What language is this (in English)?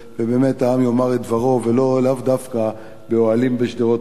Hebrew